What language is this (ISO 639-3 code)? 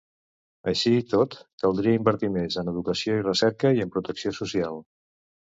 cat